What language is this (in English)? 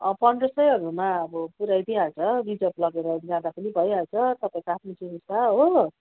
Nepali